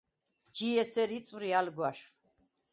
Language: Svan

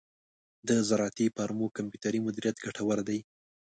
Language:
Pashto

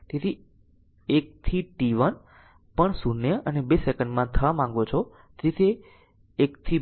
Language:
Gujarati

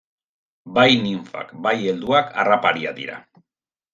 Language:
Basque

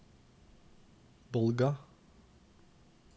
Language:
Norwegian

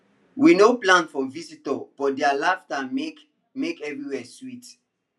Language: Nigerian Pidgin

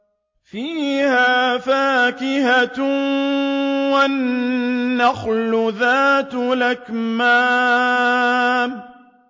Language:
Arabic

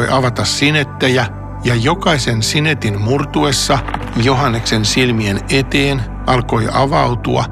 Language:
Finnish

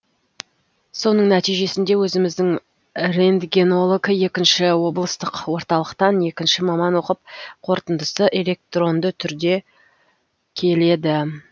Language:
Kazakh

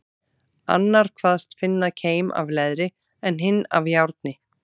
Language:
Icelandic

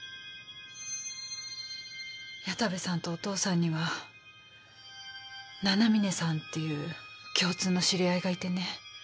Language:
Japanese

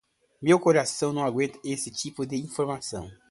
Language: Portuguese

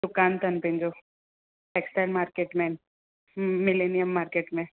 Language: Sindhi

